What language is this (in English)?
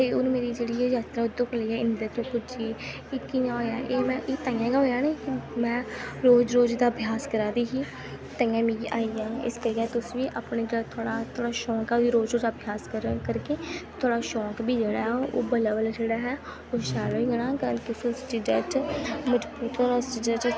Dogri